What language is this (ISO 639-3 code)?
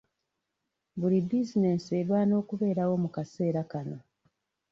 lug